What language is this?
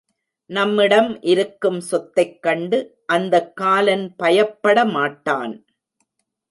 Tamil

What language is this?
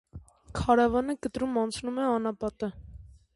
Armenian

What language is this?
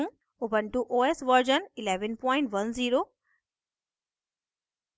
Hindi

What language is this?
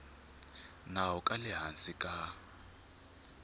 Tsonga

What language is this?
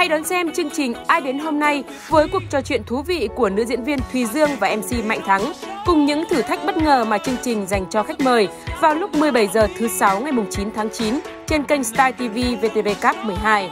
Vietnamese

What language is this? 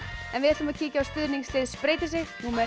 Icelandic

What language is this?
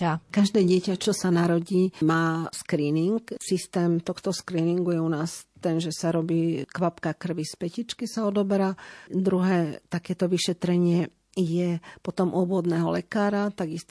Slovak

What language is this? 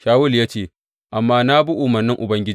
Hausa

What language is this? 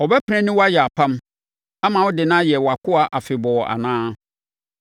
Akan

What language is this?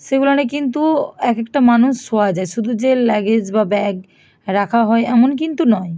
Bangla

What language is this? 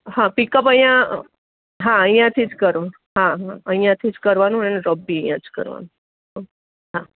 Gujarati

